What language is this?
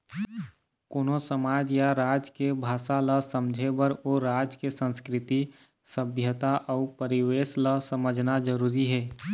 Chhattisgarhi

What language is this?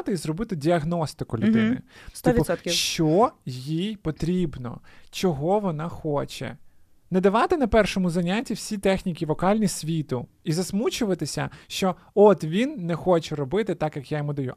Ukrainian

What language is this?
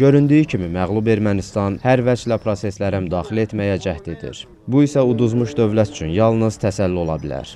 Turkish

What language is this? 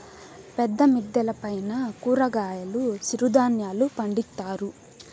Telugu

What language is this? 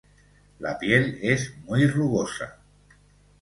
Spanish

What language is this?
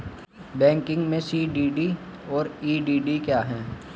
Hindi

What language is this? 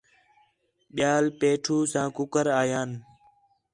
Khetrani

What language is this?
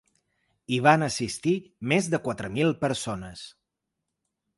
Catalan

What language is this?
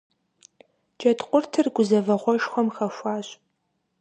Kabardian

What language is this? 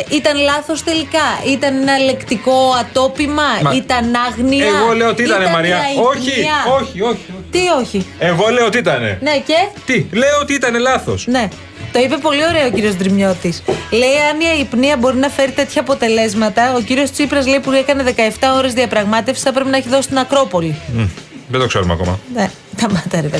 Greek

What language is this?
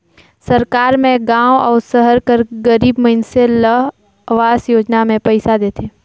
Chhattisgarhi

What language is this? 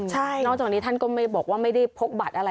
Thai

